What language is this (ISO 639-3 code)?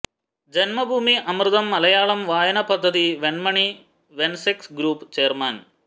mal